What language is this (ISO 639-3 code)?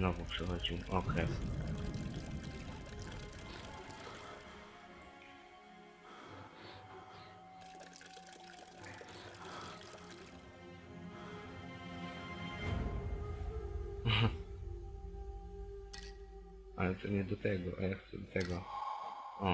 pol